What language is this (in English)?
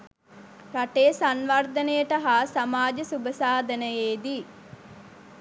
Sinhala